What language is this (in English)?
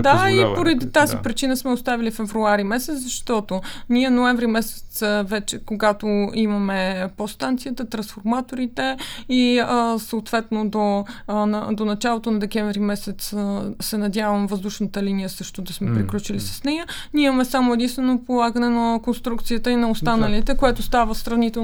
Bulgarian